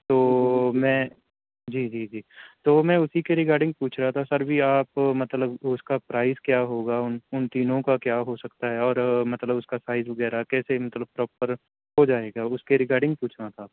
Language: Urdu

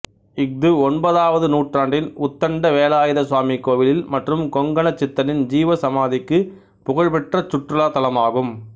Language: Tamil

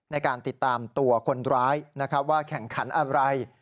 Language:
Thai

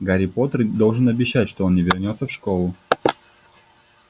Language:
Russian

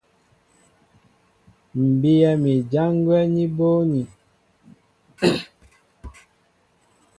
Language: Mbo (Cameroon)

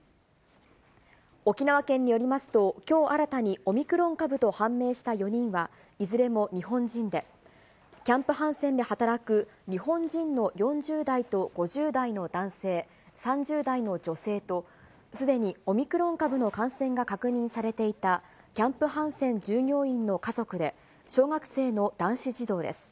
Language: Japanese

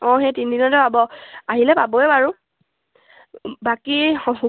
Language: Assamese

